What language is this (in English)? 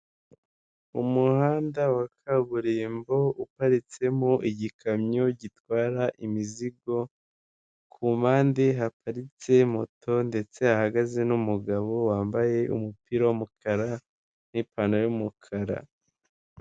Kinyarwanda